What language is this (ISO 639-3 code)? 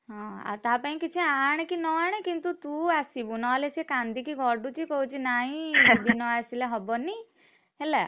ori